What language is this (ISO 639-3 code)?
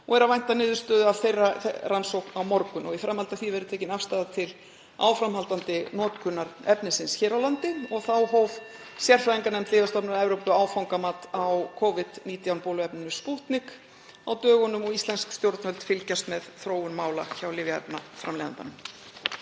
isl